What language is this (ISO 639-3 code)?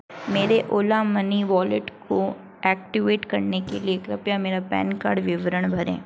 hin